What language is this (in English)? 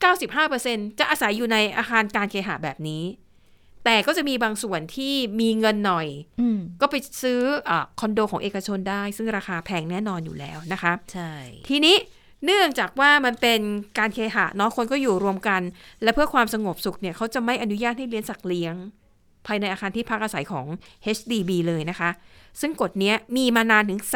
Thai